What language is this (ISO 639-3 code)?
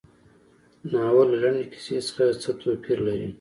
pus